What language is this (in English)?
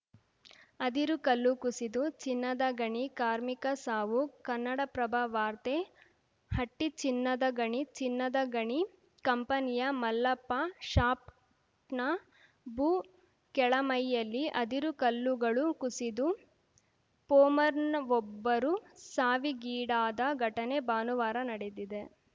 Kannada